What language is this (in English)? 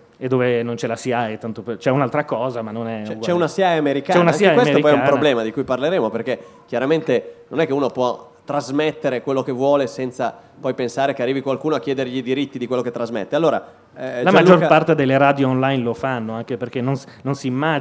Italian